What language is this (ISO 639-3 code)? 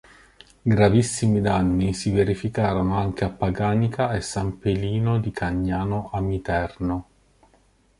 ita